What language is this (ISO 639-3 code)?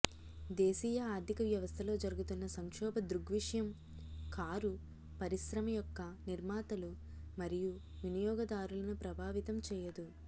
tel